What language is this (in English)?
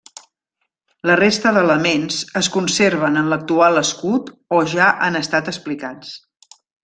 Catalan